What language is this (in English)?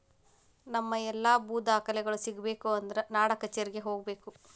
Kannada